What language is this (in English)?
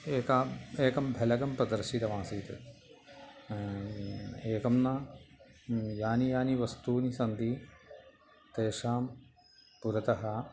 Sanskrit